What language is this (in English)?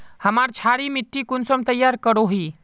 Magahi